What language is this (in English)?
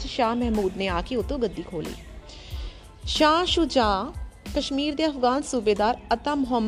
Hindi